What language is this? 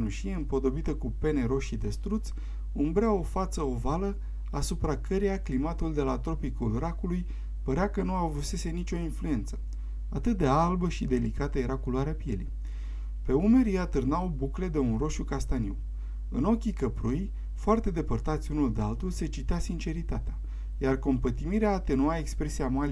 Romanian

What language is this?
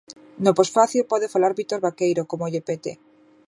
Galician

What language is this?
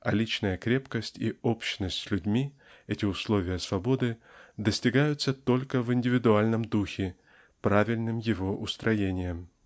Russian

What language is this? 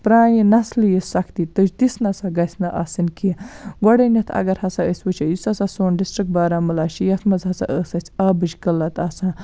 Kashmiri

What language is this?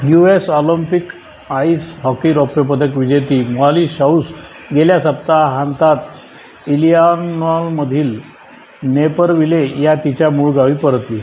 Marathi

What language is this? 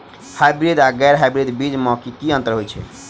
Maithili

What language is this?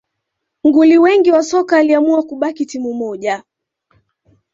Swahili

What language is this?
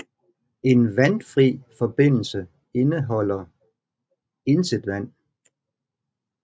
Danish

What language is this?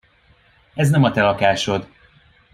Hungarian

